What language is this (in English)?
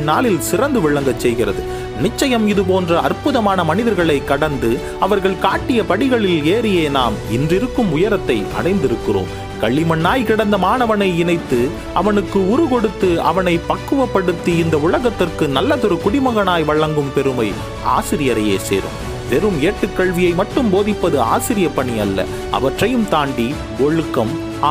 Tamil